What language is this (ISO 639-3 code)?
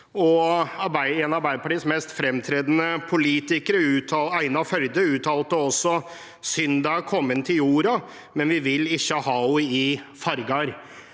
nor